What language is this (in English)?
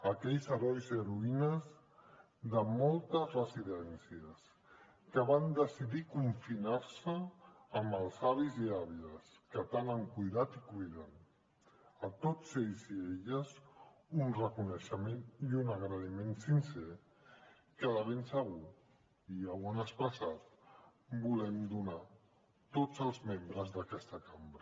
Catalan